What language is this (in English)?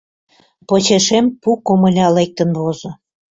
Mari